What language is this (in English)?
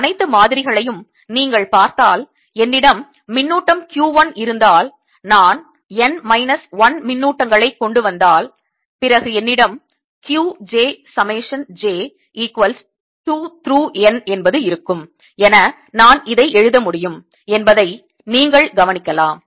Tamil